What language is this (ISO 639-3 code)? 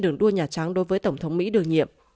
vie